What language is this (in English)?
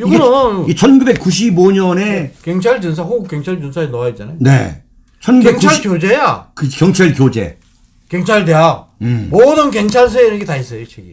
Korean